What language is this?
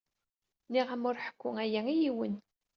Kabyle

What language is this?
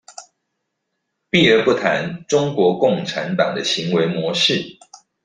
Chinese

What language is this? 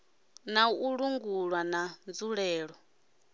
Venda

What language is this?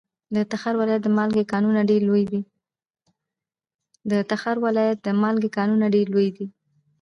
Pashto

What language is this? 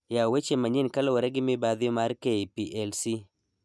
Luo (Kenya and Tanzania)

